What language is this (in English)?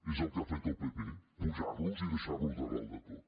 Catalan